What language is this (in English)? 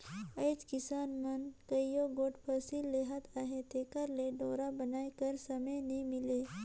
Chhattisgarhi